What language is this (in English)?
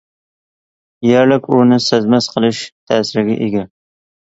Uyghur